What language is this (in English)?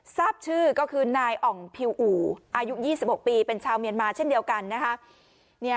Thai